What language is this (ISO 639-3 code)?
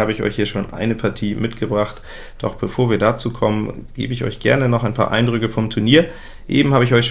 deu